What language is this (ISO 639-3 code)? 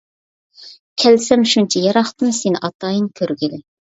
uig